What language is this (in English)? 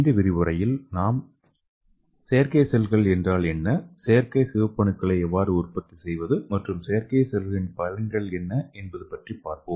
Tamil